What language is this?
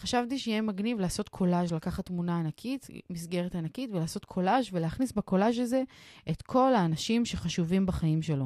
Hebrew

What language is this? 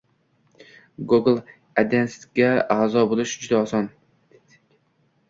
Uzbek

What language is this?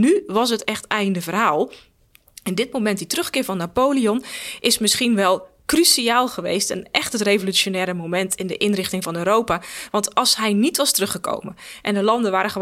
Dutch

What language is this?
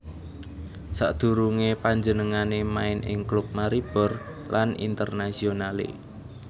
Javanese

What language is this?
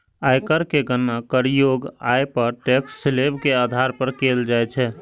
Maithili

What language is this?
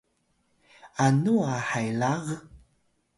Atayal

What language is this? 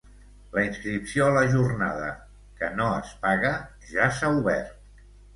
Catalan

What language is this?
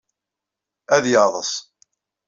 Kabyle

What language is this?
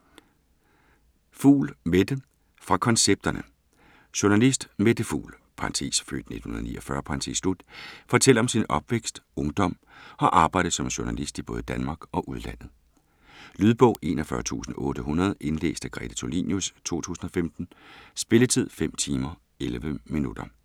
Danish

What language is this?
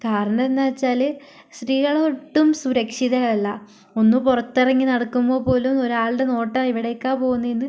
Malayalam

